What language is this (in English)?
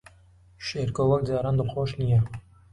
Central Kurdish